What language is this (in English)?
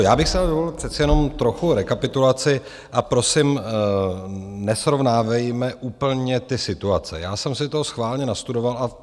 Czech